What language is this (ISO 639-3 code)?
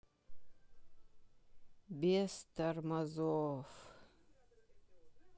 rus